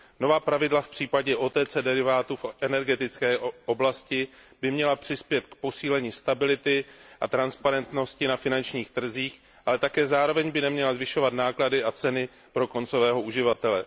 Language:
Czech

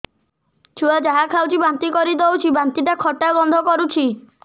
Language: Odia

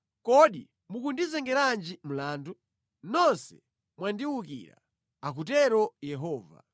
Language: Nyanja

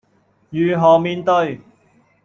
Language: Cantonese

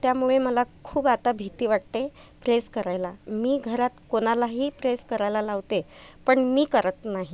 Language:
Marathi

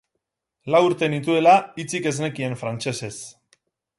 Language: Basque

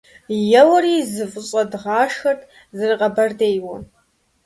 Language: Kabardian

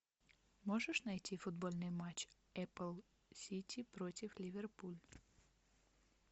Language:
Russian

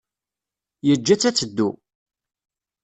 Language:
Kabyle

